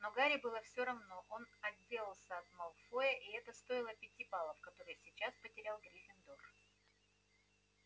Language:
Russian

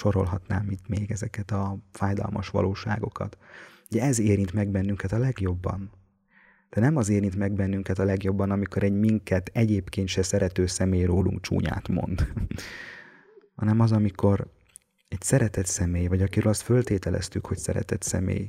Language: Hungarian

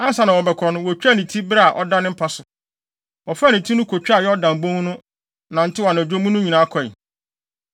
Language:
Akan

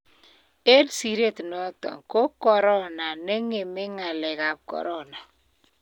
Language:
Kalenjin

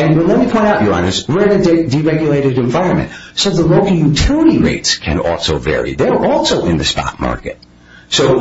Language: English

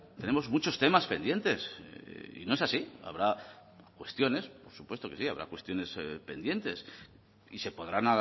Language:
Spanish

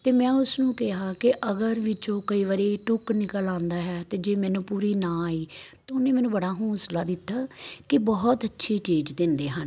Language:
Punjabi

